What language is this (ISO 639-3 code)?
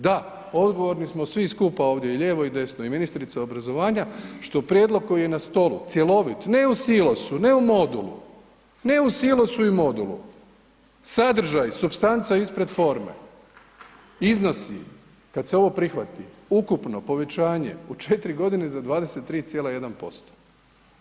hrv